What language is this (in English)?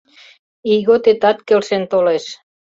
Mari